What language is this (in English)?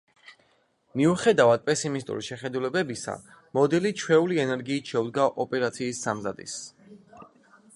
Georgian